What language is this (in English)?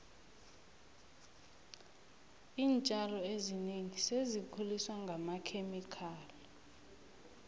South Ndebele